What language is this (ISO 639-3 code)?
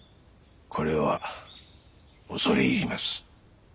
jpn